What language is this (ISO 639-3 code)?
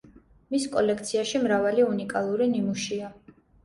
kat